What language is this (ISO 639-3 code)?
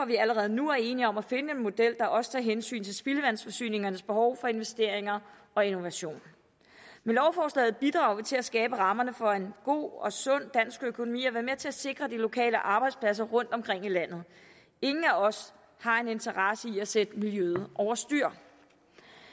dan